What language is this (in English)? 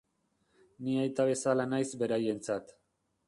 Basque